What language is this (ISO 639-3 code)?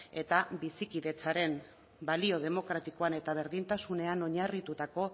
eus